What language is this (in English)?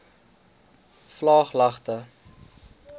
Afrikaans